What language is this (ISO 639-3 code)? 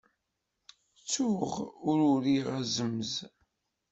kab